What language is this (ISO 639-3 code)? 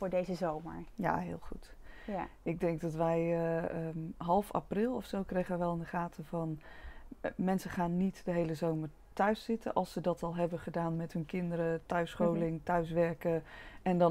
nld